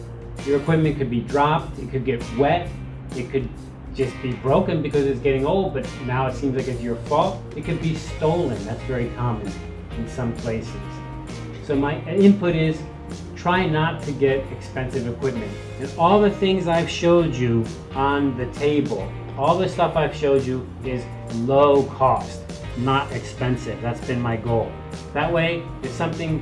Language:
English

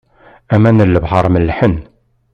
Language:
Kabyle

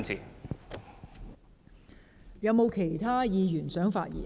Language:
Cantonese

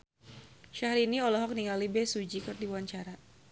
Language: Sundanese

